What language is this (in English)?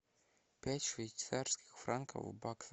Russian